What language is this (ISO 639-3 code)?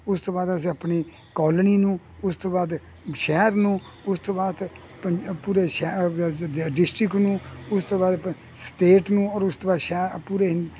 pan